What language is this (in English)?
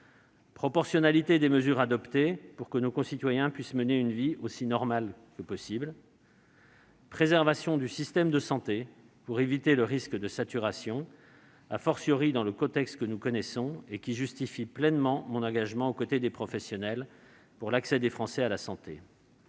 French